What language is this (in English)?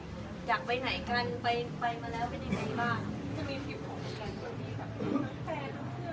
Thai